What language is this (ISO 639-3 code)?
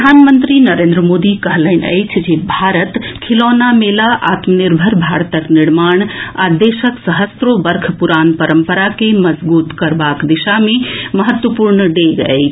mai